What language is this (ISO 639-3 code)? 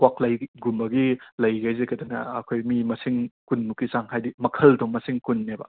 mni